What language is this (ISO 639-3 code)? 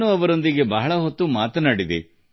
kan